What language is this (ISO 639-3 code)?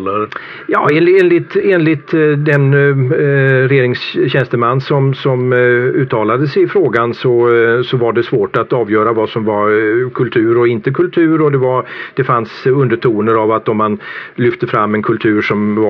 swe